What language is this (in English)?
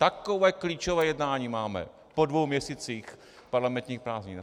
Czech